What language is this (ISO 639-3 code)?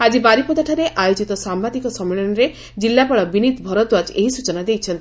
ori